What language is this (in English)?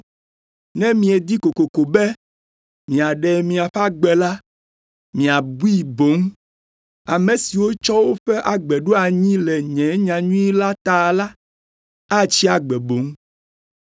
Ewe